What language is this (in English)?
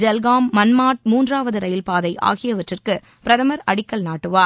Tamil